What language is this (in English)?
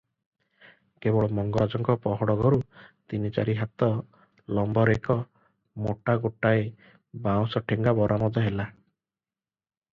Odia